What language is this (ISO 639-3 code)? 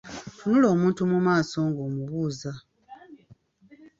lug